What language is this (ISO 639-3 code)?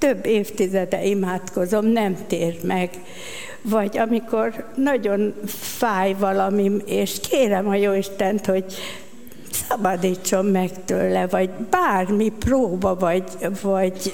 hun